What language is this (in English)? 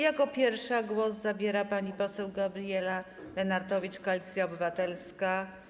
Polish